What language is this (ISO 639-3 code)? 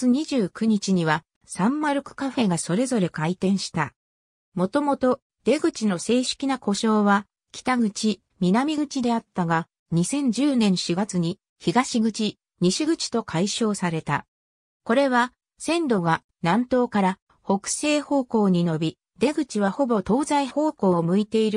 jpn